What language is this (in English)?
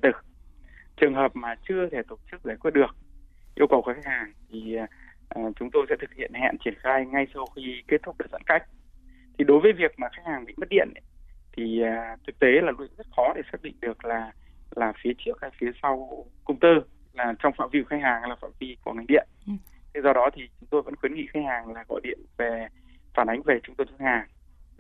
Vietnamese